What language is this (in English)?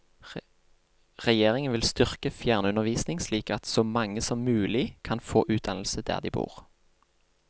Norwegian